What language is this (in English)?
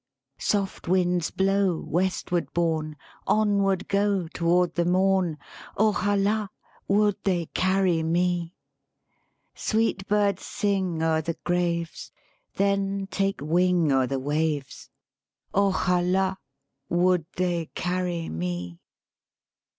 English